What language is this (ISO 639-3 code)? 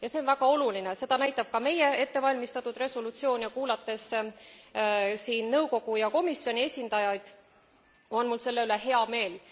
est